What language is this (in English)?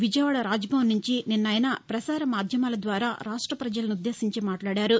Telugu